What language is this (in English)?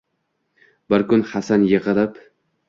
Uzbek